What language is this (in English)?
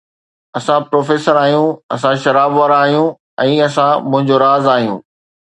Sindhi